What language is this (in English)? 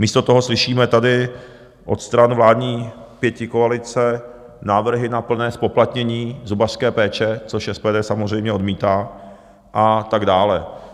Czech